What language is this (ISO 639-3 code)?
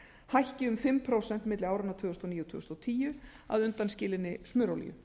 isl